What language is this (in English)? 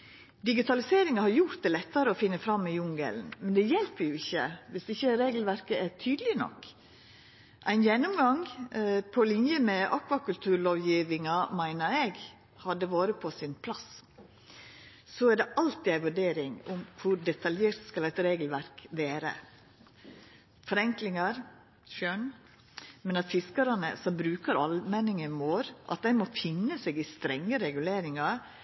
Norwegian Nynorsk